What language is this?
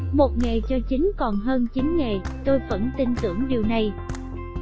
Vietnamese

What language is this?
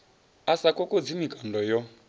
Venda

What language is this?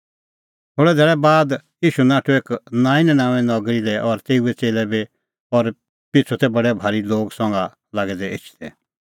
Kullu Pahari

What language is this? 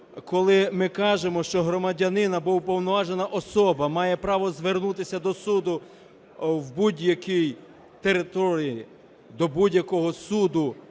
Ukrainian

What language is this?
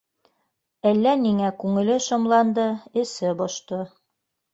Bashkir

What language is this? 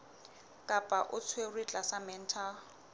Southern Sotho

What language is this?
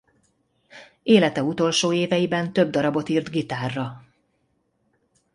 Hungarian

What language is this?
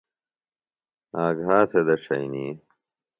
Phalura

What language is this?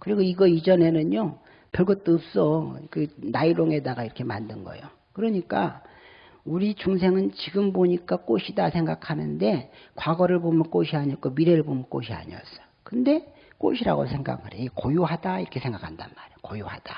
Korean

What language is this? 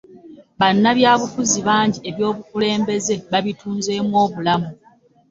Ganda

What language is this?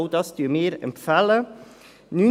Swiss German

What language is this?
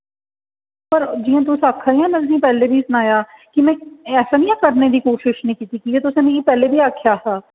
Dogri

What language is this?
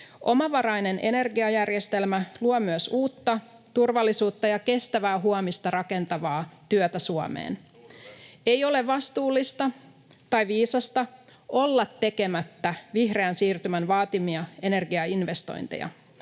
Finnish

